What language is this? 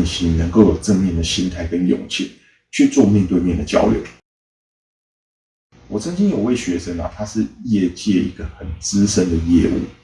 Chinese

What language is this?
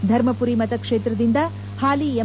Kannada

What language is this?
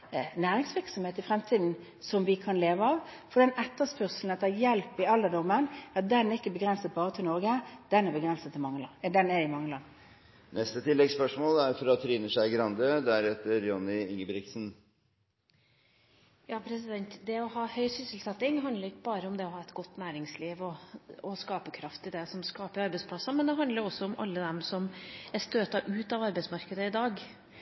Norwegian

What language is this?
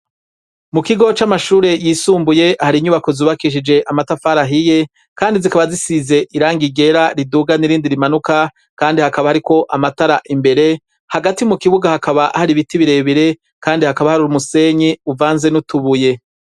Rundi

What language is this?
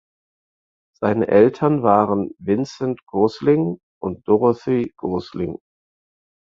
German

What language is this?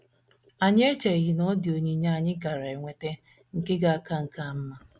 Igbo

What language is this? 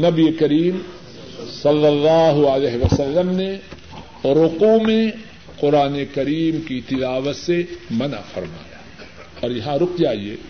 Urdu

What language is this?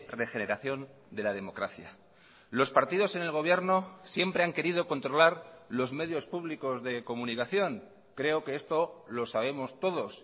Spanish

